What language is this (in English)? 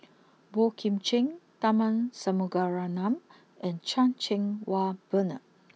English